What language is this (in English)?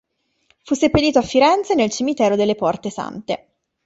Italian